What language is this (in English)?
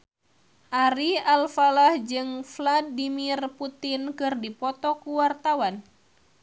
Sundanese